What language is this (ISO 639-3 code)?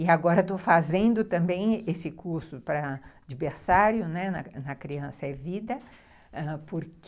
por